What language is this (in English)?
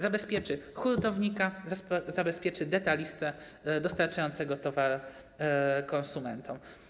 Polish